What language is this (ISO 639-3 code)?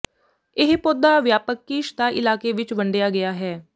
pan